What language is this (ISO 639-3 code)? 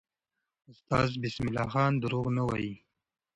pus